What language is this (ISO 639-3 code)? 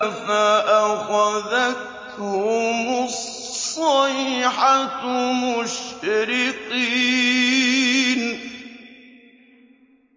ara